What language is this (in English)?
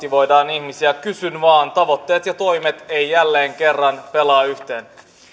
Finnish